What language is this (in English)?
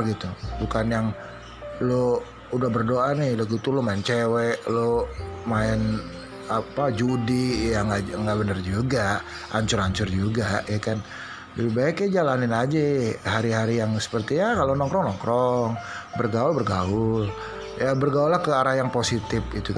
Indonesian